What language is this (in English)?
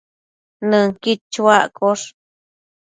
Matsés